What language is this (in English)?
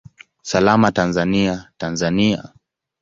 Swahili